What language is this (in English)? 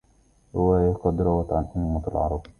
Arabic